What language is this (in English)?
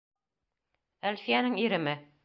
Bashkir